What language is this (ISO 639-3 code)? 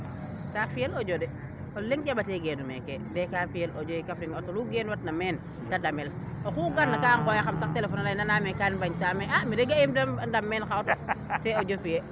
srr